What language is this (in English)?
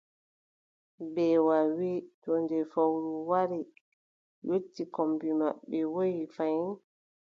Adamawa Fulfulde